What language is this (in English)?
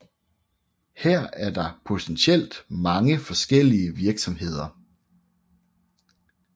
Danish